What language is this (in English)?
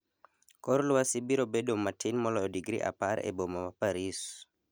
Luo (Kenya and Tanzania)